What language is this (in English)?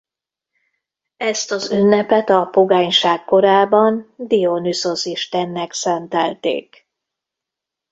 Hungarian